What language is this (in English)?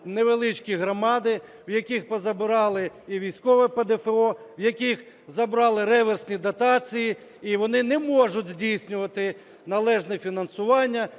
Ukrainian